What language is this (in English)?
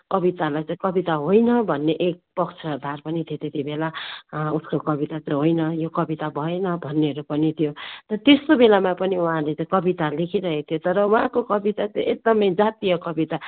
Nepali